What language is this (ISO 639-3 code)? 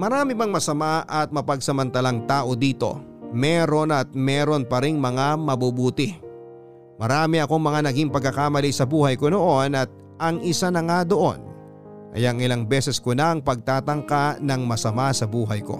fil